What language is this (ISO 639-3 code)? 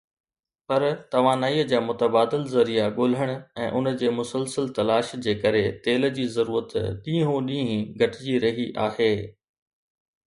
snd